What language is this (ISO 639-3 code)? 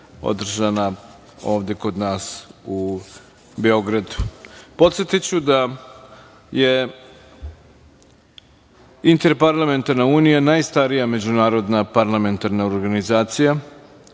srp